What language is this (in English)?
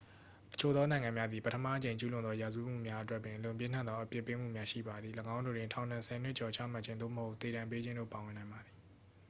Burmese